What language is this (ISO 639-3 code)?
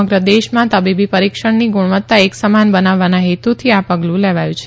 guj